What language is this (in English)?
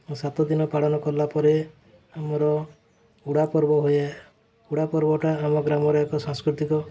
Odia